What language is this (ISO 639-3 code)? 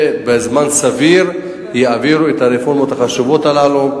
heb